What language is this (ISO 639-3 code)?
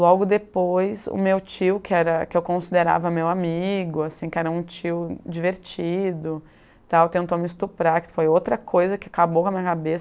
por